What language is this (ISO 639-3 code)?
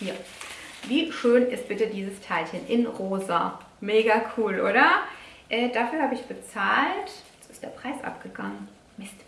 deu